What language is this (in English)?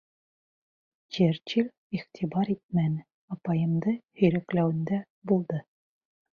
Bashkir